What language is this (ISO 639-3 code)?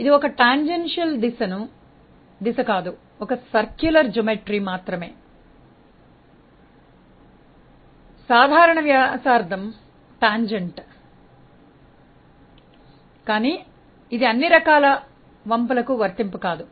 tel